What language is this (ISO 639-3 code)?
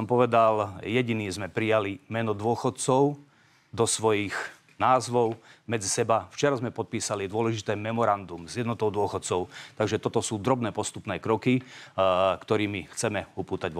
slk